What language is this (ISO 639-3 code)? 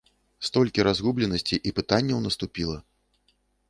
bel